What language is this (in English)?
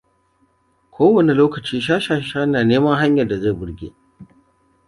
Hausa